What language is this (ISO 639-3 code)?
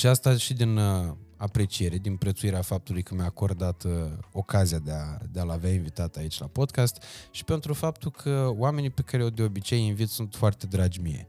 ron